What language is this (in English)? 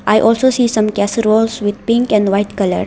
English